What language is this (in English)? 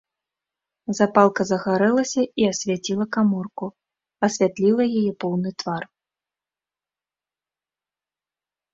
Belarusian